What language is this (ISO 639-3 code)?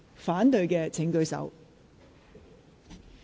yue